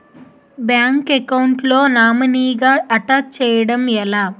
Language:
Telugu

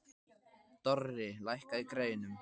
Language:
Icelandic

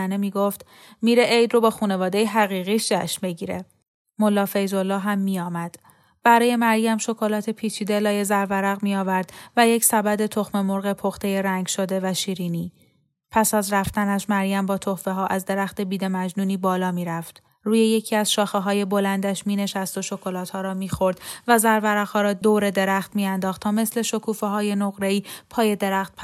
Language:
Persian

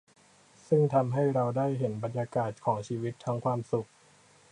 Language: Thai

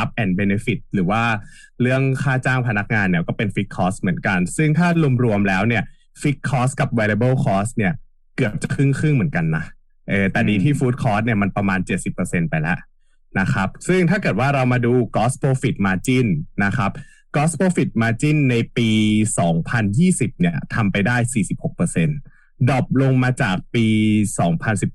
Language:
Thai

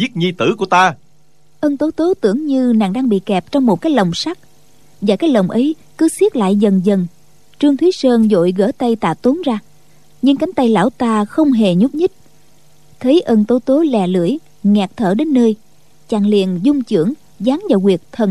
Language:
Vietnamese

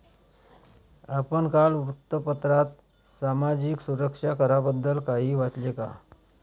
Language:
Marathi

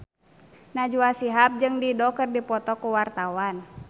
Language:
Sundanese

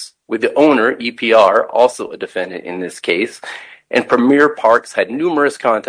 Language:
English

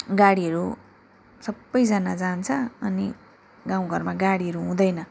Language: Nepali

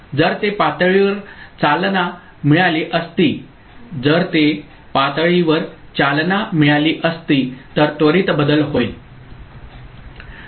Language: Marathi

